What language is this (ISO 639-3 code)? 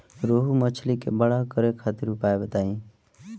bho